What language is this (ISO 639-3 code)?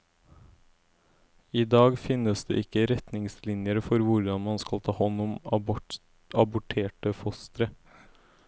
nor